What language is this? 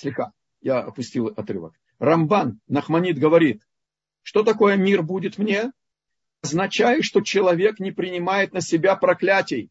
Russian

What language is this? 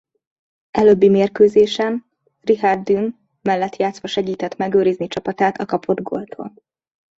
Hungarian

